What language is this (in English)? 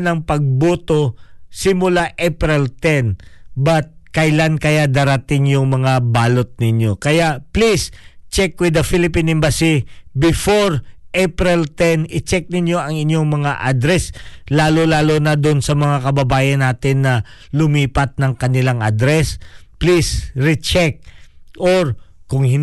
Filipino